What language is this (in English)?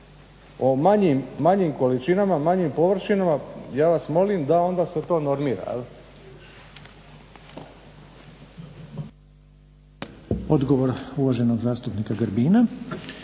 Croatian